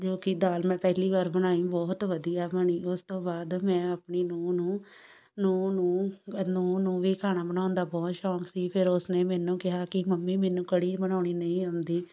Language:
Punjabi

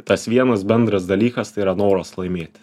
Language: Lithuanian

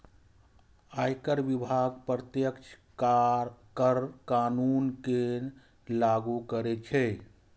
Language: Maithili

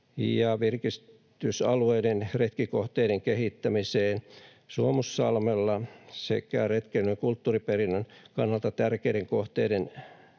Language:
Finnish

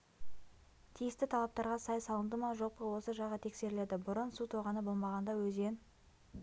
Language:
Kazakh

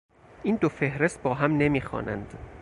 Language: Persian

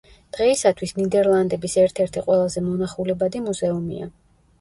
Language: Georgian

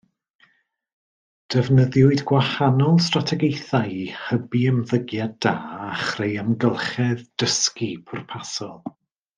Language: Welsh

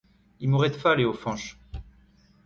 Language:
Breton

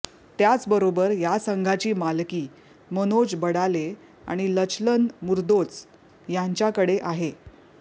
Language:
Marathi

